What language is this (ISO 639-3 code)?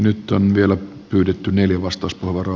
fin